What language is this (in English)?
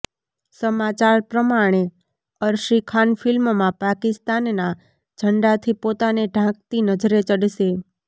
Gujarati